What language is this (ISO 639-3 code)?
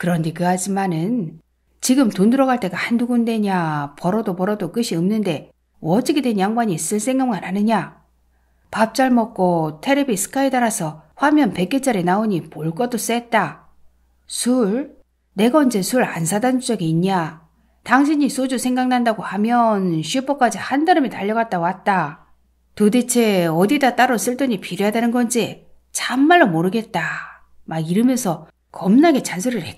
kor